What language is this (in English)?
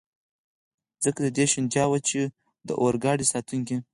Pashto